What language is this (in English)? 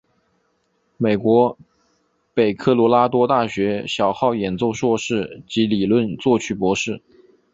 Chinese